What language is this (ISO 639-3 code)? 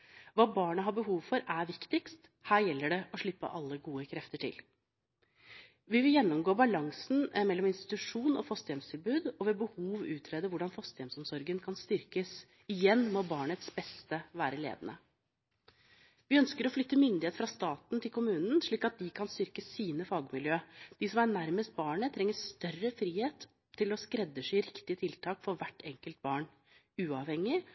nob